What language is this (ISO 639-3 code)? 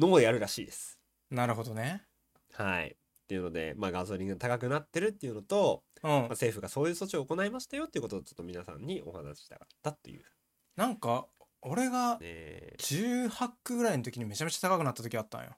jpn